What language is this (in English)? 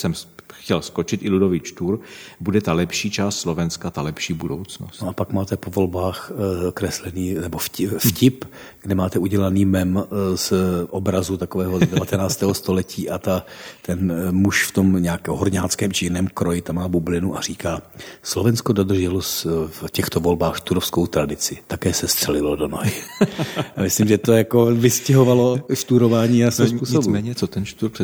Czech